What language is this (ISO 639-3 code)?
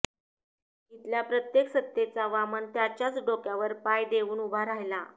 mar